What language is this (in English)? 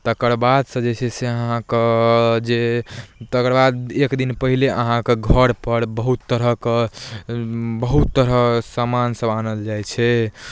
Maithili